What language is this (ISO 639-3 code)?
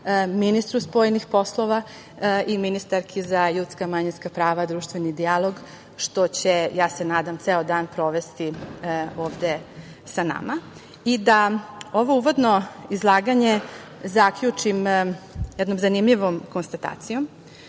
srp